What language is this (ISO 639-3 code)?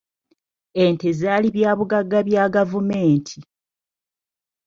lug